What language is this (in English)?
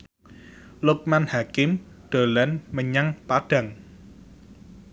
Javanese